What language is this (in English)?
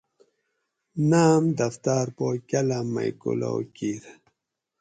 Gawri